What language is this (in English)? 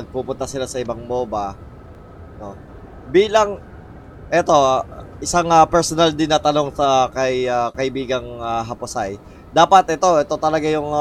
Filipino